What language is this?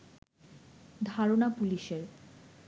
Bangla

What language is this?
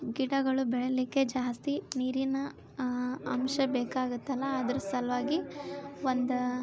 Kannada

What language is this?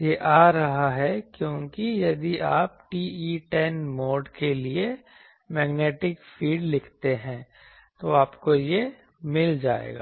Hindi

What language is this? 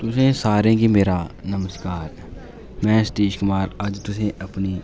Dogri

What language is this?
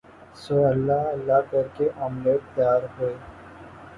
Urdu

